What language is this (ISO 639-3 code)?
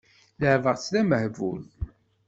kab